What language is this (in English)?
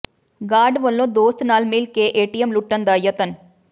Punjabi